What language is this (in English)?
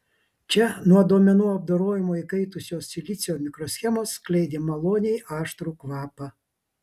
Lithuanian